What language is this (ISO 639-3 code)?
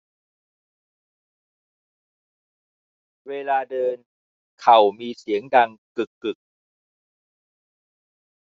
tha